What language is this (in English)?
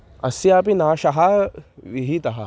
Sanskrit